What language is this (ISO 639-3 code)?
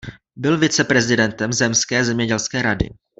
ces